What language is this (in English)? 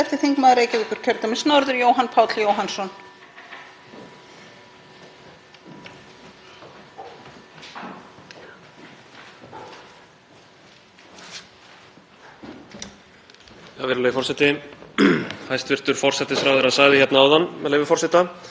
Icelandic